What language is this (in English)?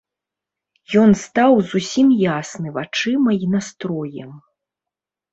Belarusian